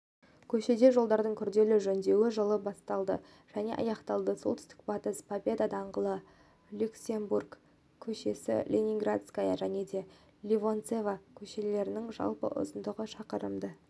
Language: Kazakh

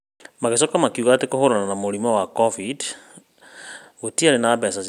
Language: Kikuyu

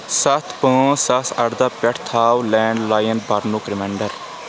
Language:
Kashmiri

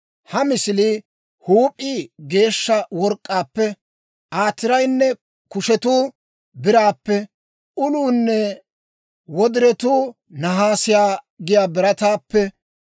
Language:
Dawro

